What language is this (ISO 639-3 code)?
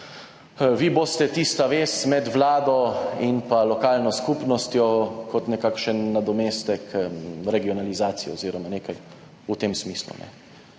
slv